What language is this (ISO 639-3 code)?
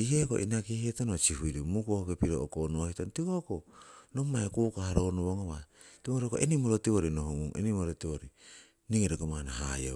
siw